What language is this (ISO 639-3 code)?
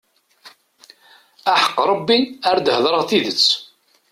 kab